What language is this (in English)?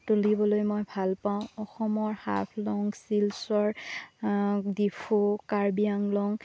Assamese